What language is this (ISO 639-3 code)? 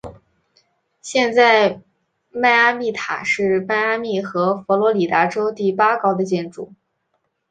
zho